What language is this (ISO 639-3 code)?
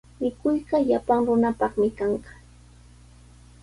qws